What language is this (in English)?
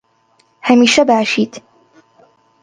Central Kurdish